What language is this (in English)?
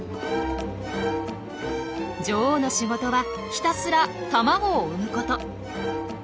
Japanese